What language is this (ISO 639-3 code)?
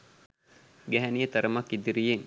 sin